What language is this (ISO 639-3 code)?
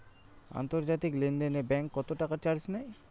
ben